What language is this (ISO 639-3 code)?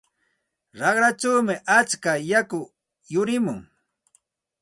qxt